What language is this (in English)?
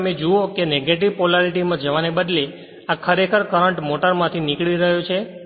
Gujarati